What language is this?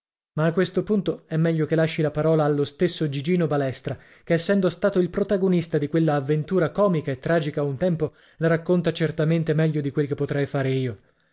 Italian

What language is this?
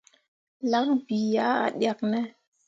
Mundang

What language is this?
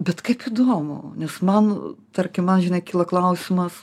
Lithuanian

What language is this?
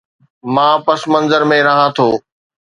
Sindhi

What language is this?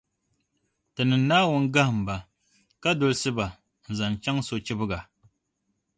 Dagbani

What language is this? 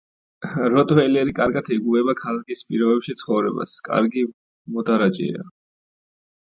Georgian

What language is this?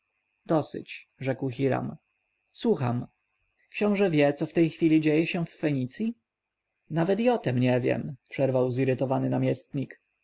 Polish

